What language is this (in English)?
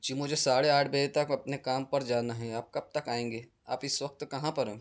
Urdu